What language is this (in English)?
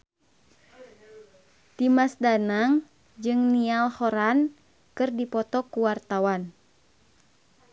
Sundanese